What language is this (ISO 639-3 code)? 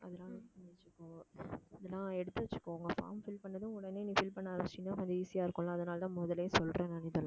tam